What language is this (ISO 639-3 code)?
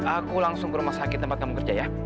ind